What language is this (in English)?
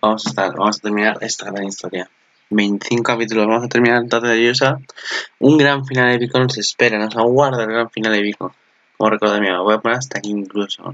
Spanish